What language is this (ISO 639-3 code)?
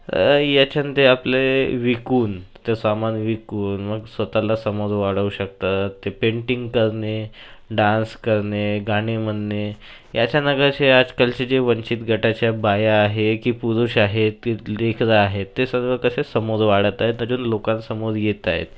mar